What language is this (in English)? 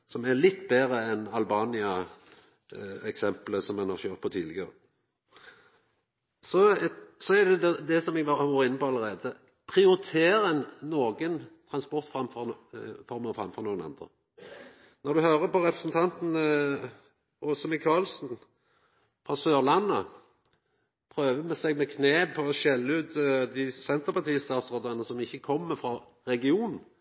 Norwegian Nynorsk